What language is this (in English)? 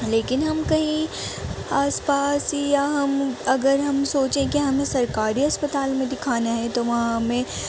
Urdu